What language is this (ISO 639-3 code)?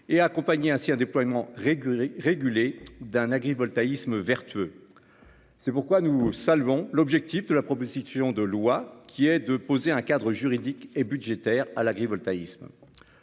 fra